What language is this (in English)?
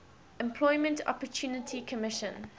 English